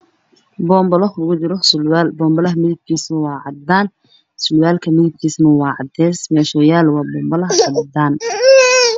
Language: Somali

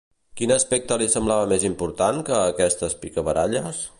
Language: Catalan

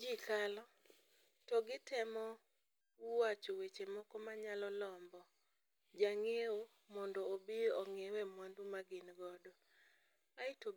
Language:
Luo (Kenya and Tanzania)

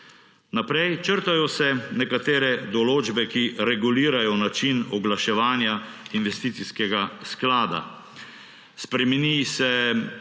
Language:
Slovenian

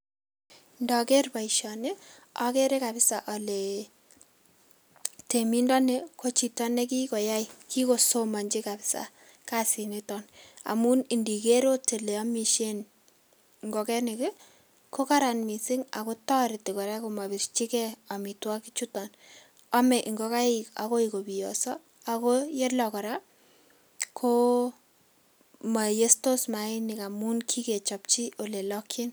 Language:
Kalenjin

